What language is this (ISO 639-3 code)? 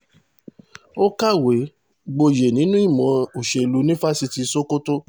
yor